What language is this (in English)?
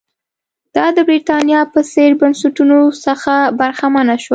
Pashto